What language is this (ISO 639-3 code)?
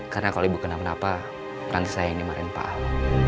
ind